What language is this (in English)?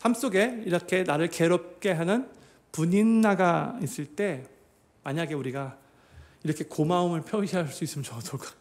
Korean